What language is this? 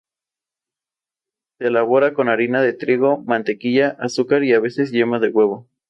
Spanish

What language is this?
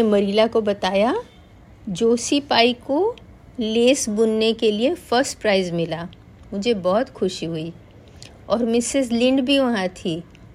Hindi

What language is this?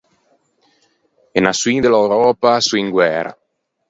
Ligurian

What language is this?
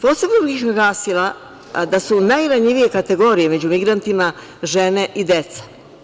Serbian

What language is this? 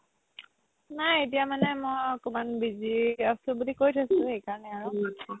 Assamese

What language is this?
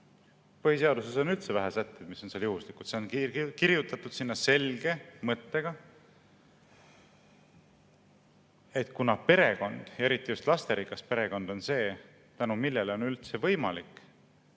Estonian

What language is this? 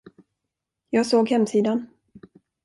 Swedish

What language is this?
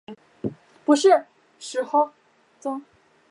Chinese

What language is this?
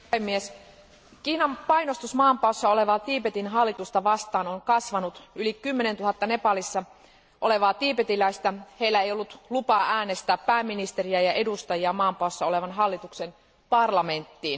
Finnish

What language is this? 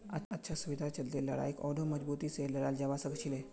Magahi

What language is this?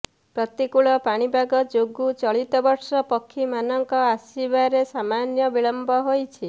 Odia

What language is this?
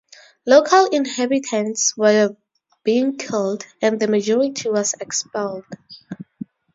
English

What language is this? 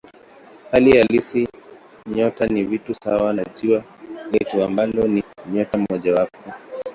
Swahili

